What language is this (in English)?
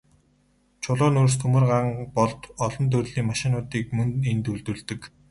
Mongolian